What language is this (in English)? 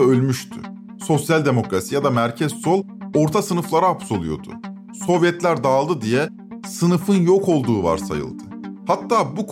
Turkish